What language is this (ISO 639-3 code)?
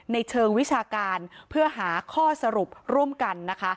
tha